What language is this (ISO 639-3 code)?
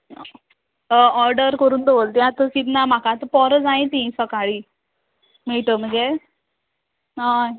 kok